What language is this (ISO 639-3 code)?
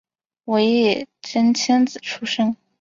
zho